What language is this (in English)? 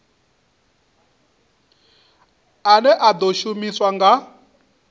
Venda